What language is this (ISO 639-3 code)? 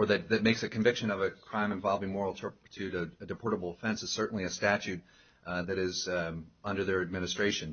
eng